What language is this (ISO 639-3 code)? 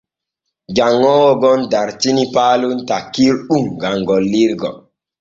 fue